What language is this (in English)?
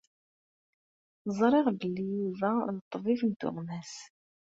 Kabyle